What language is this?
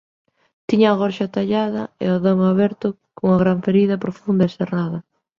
Galician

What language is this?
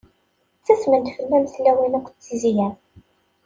Kabyle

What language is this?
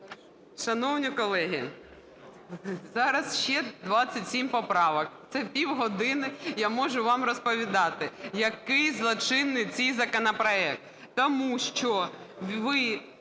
Ukrainian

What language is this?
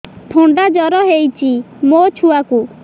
Odia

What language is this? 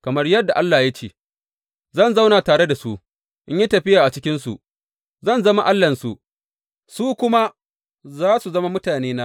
Hausa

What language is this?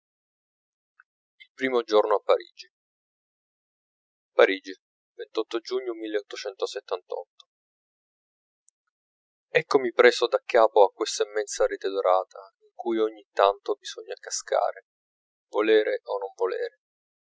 Italian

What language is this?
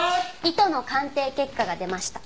Japanese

